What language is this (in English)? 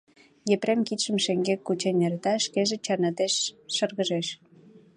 Mari